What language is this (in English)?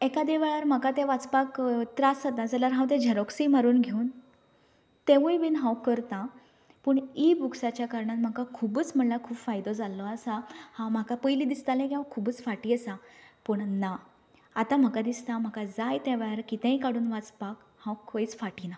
Konkani